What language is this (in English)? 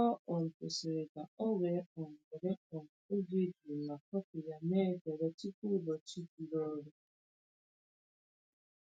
Igbo